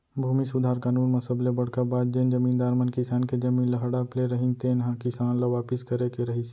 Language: Chhattisgarhi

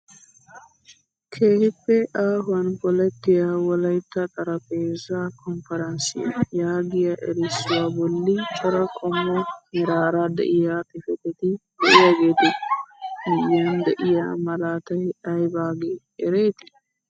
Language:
Wolaytta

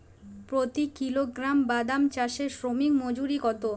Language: Bangla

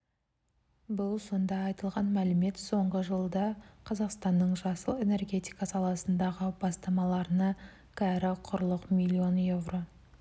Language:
Kazakh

